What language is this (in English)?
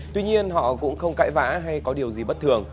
Vietnamese